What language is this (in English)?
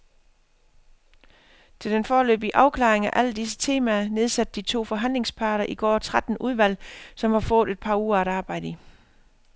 Danish